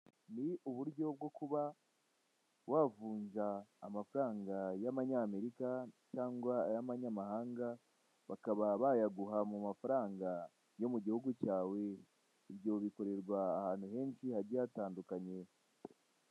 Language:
Kinyarwanda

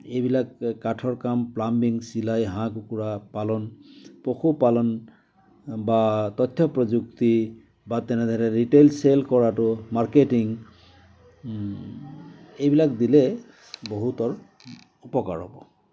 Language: Assamese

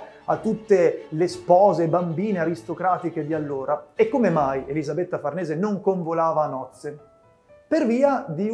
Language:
Italian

